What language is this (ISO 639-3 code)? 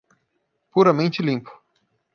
por